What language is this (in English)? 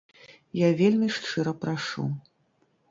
Belarusian